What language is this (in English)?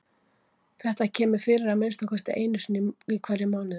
Icelandic